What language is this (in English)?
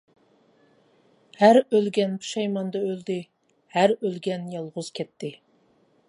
Uyghur